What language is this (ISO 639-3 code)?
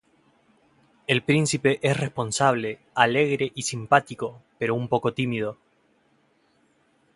spa